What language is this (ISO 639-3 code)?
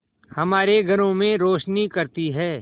hin